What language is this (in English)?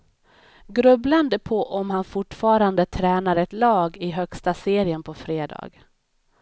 Swedish